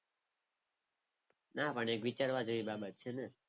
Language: Gujarati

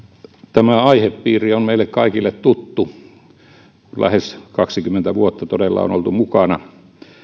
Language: Finnish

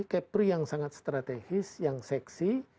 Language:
Indonesian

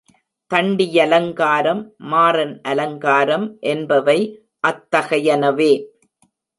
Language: Tamil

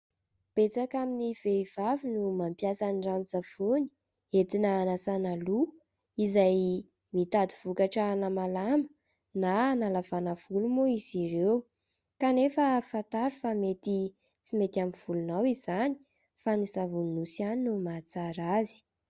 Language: Malagasy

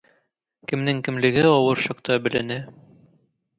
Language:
Tatar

